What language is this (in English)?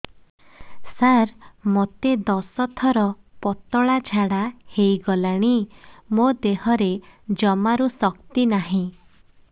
Odia